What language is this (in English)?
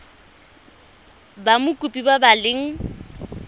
Tswana